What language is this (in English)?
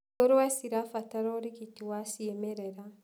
Kikuyu